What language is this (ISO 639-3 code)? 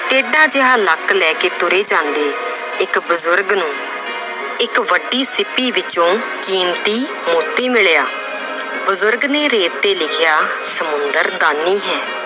pan